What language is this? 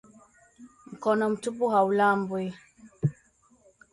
Swahili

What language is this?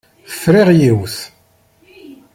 Kabyle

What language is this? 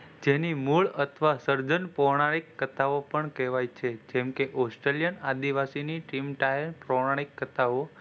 Gujarati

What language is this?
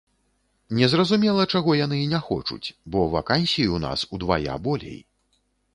Belarusian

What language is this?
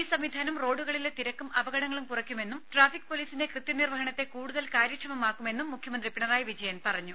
Malayalam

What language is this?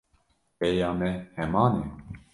Kurdish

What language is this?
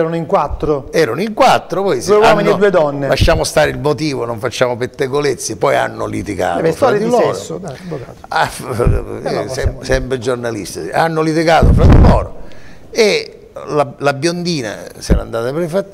Italian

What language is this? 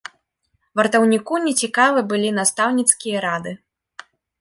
Belarusian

